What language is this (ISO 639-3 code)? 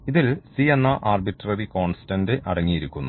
mal